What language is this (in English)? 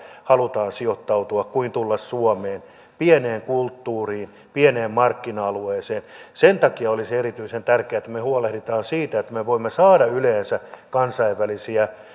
Finnish